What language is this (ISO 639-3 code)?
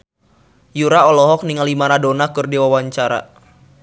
sun